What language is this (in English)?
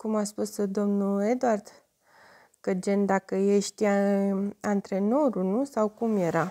Romanian